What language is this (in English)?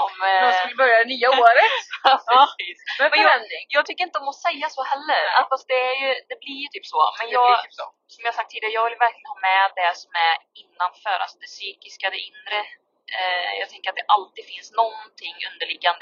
Swedish